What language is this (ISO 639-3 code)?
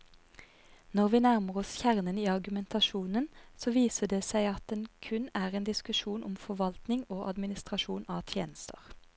nor